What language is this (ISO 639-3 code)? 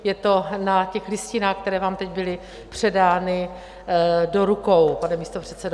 ces